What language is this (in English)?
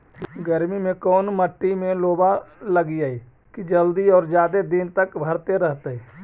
Magahi